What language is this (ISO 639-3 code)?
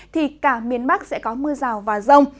vie